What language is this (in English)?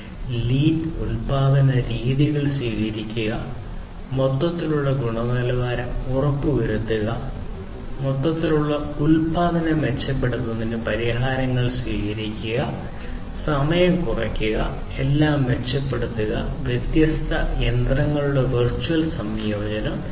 Malayalam